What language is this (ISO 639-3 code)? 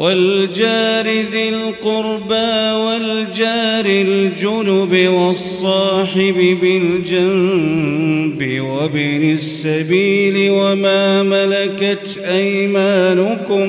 ara